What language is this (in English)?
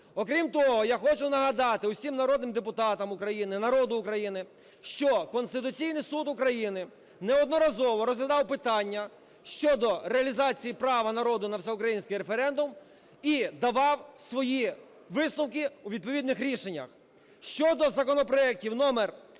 Ukrainian